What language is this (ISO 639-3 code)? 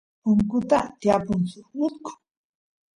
qus